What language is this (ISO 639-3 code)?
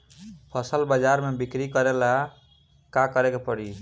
bho